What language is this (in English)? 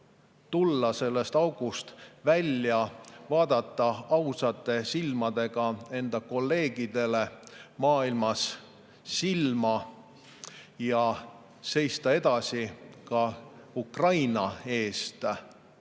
Estonian